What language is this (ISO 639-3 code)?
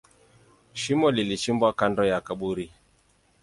swa